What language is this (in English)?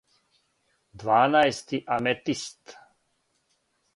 Serbian